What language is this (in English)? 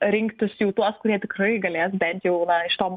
Lithuanian